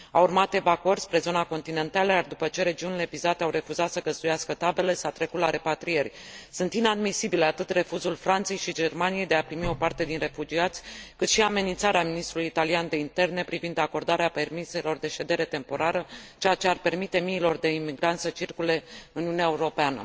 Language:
Romanian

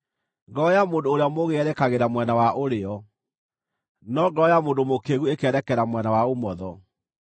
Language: Kikuyu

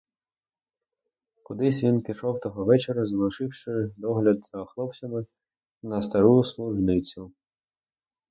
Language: Ukrainian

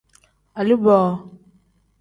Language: Tem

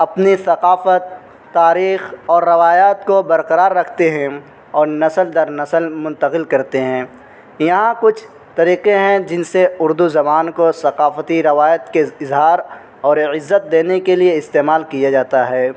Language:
Urdu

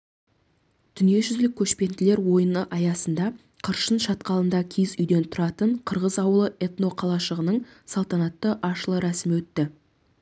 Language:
Kazakh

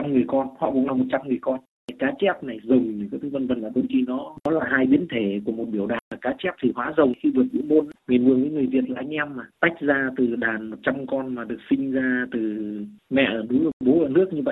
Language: Vietnamese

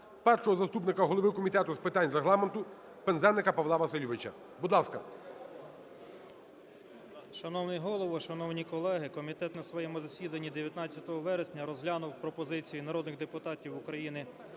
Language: Ukrainian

